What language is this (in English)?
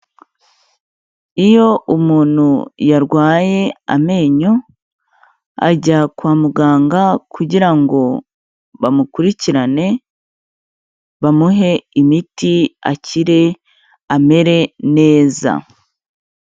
Kinyarwanda